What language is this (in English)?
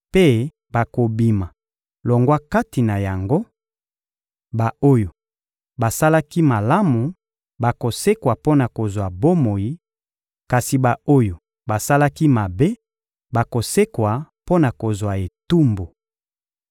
Lingala